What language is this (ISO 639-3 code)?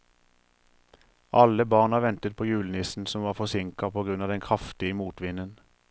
nor